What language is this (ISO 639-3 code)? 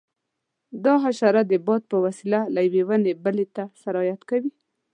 pus